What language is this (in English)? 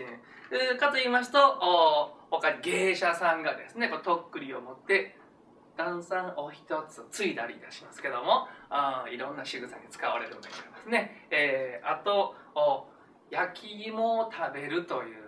Japanese